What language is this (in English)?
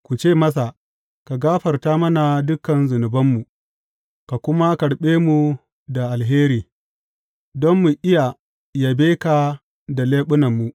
Hausa